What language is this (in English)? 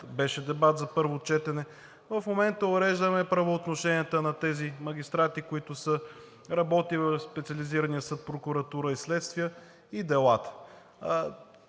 Bulgarian